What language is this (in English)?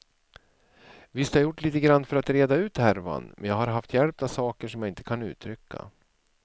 Swedish